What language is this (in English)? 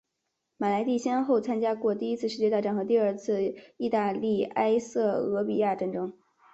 Chinese